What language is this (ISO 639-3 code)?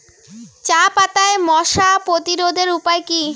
ben